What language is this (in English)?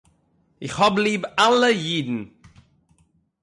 Yiddish